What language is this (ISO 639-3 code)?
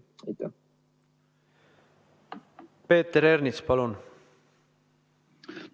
est